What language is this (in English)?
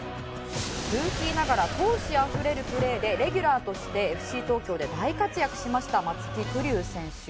Japanese